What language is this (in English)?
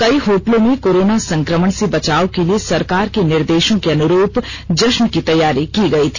Hindi